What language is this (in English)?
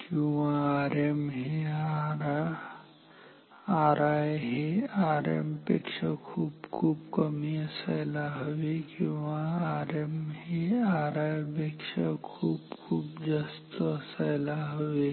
Marathi